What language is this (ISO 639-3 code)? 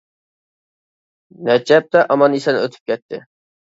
uig